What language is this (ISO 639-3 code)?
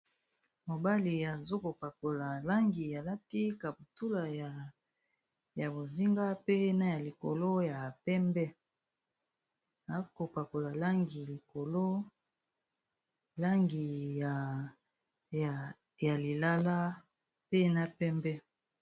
lin